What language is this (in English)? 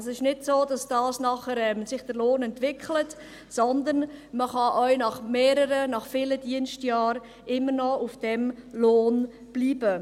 Swiss German